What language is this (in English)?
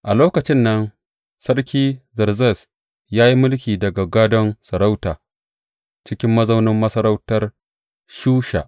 Hausa